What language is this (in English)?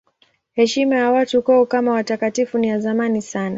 Swahili